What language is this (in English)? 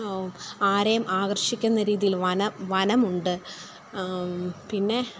Malayalam